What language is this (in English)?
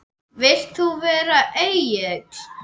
Icelandic